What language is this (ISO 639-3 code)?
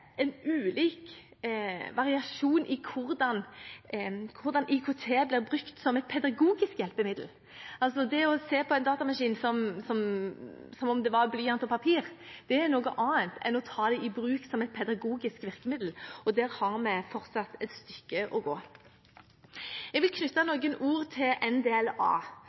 nob